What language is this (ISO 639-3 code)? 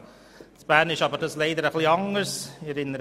gsw